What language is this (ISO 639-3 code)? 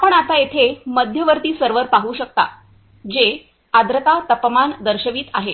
mar